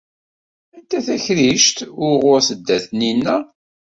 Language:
Kabyle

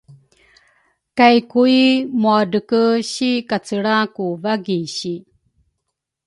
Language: Rukai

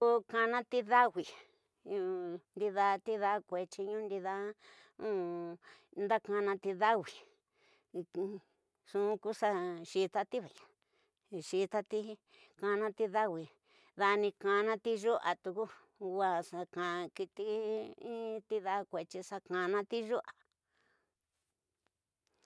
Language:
Tidaá Mixtec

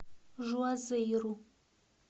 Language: Russian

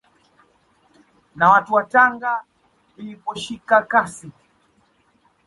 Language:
Swahili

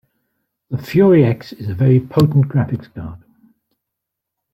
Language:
English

